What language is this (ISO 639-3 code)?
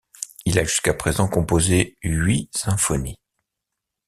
fra